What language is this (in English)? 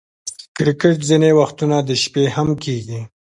Pashto